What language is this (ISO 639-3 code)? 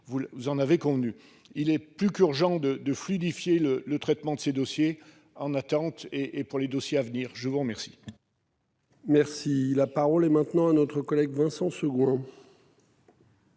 fra